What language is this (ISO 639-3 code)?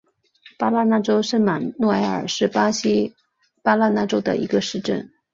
zho